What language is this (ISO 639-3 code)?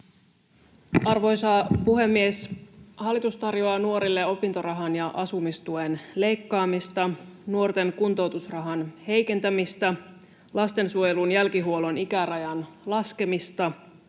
fin